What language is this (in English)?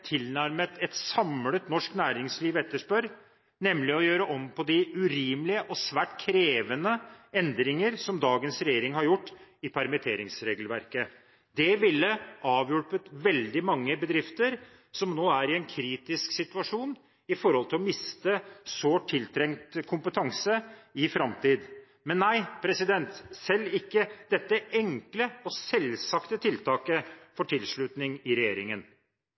Norwegian Bokmål